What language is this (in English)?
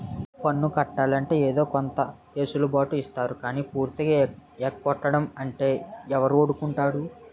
Telugu